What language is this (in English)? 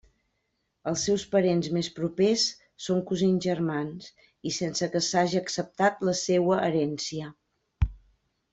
Catalan